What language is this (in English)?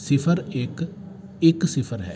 Punjabi